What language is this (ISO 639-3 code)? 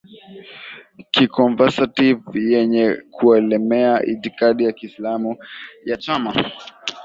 swa